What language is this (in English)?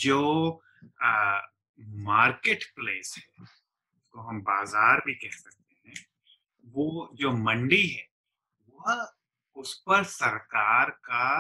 Hindi